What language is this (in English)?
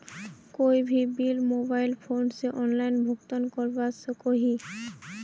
Magahi